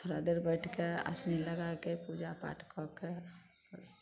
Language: Maithili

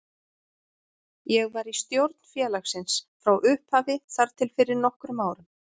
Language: Icelandic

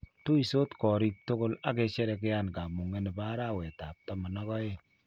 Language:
Kalenjin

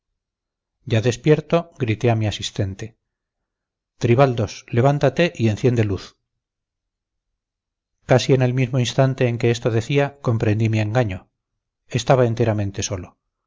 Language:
Spanish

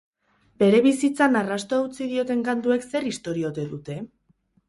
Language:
Basque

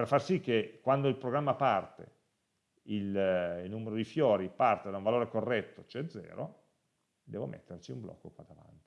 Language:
Italian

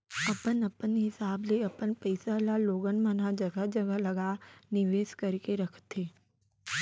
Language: Chhattisgarhi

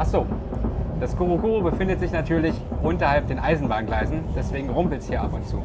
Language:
German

